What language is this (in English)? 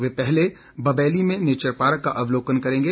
Hindi